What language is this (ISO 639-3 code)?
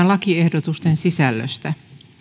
fin